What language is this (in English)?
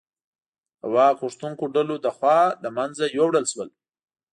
Pashto